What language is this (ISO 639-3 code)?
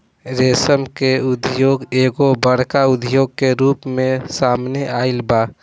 bho